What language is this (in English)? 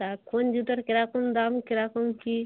Bangla